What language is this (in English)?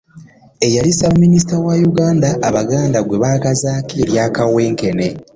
Ganda